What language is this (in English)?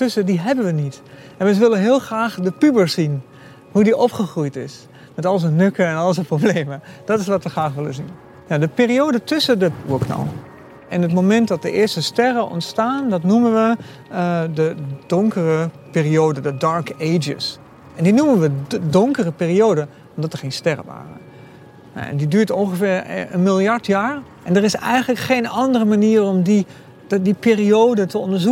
Dutch